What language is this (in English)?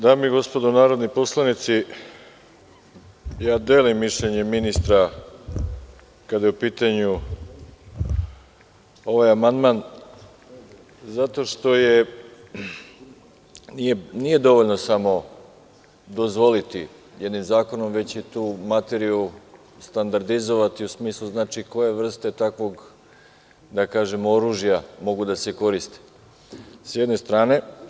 Serbian